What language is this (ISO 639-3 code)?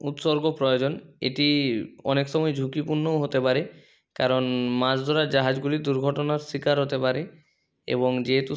ben